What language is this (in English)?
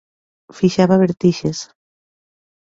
Galician